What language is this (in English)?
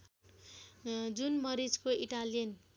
Nepali